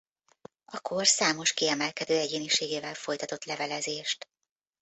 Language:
Hungarian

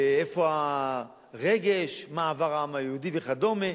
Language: Hebrew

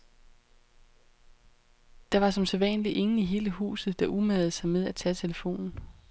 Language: Danish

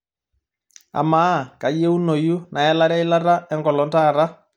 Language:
Masai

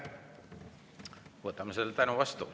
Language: Estonian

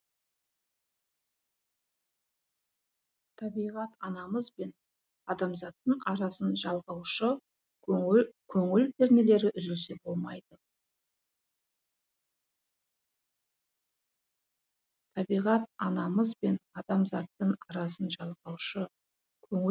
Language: Kazakh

